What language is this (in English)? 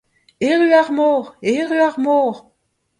Breton